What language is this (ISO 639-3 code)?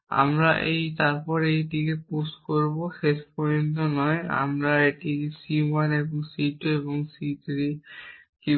ben